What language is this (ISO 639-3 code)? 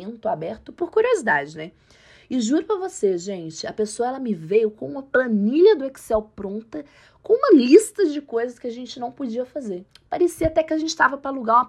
por